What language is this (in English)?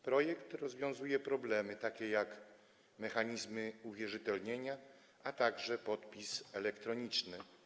Polish